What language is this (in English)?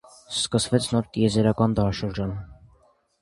Armenian